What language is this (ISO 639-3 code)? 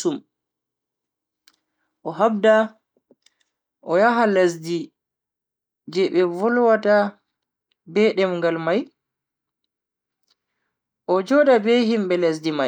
fui